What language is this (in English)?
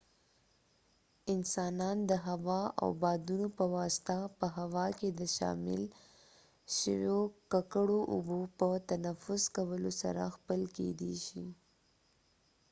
Pashto